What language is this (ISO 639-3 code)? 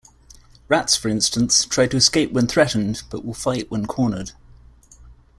eng